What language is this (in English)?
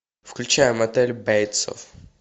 Russian